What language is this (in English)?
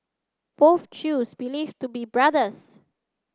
English